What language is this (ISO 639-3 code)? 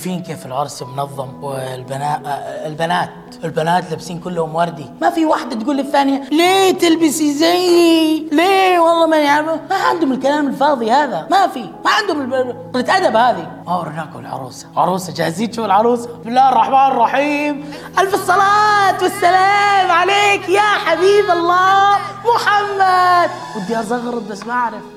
ara